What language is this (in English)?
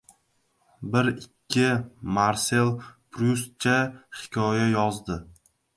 Uzbek